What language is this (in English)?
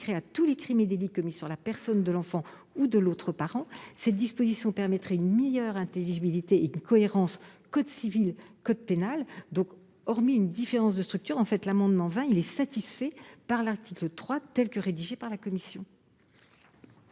French